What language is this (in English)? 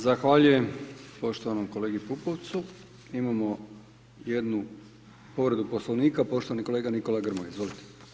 Croatian